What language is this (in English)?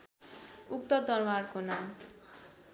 Nepali